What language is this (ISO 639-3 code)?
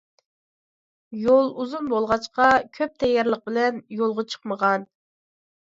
uig